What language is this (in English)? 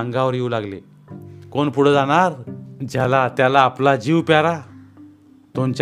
Marathi